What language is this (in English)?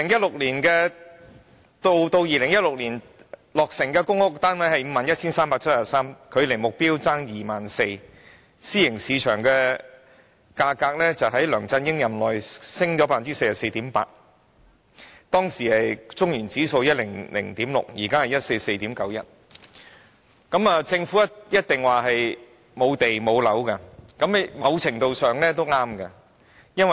Cantonese